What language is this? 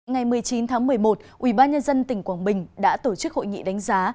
Vietnamese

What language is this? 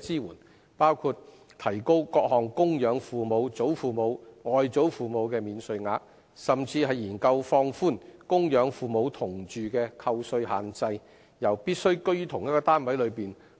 Cantonese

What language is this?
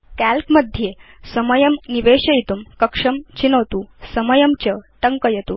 Sanskrit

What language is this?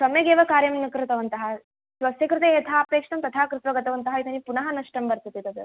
Sanskrit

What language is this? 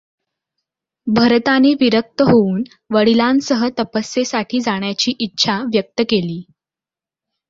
Marathi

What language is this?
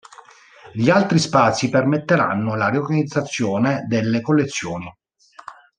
Italian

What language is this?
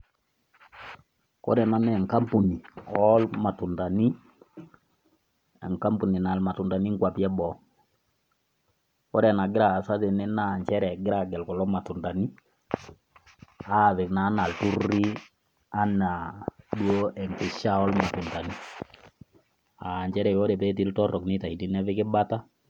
Masai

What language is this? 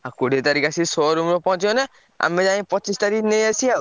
Odia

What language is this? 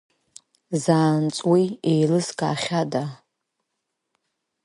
Abkhazian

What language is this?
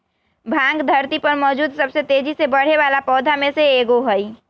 Magahi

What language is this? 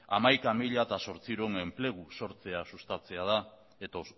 Basque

